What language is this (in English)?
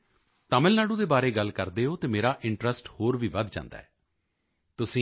Punjabi